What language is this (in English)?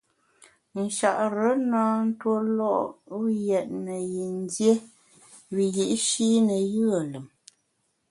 Bamun